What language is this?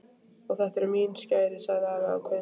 Icelandic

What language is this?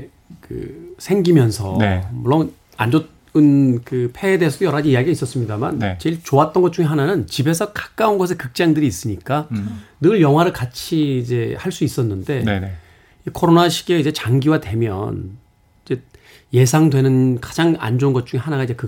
Korean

